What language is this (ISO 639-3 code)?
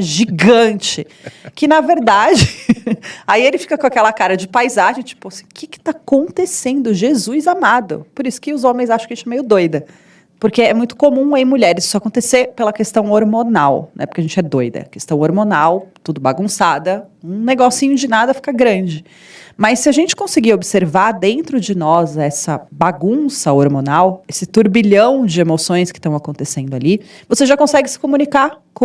por